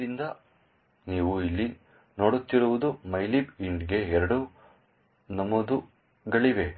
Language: Kannada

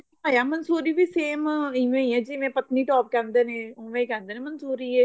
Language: Punjabi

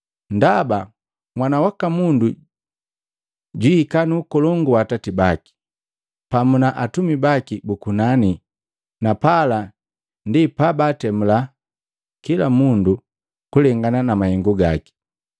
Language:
Matengo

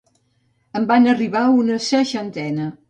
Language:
Catalan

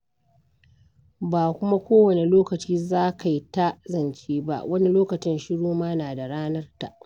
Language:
Hausa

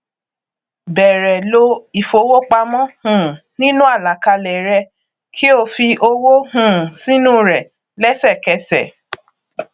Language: Yoruba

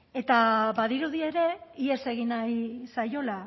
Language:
Basque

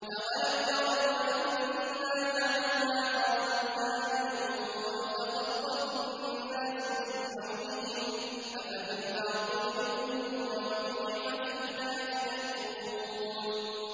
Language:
Arabic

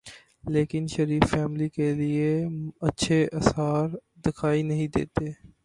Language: Urdu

